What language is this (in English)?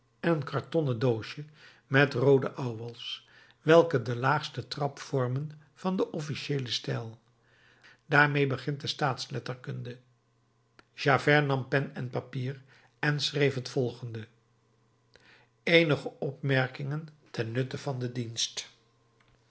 Dutch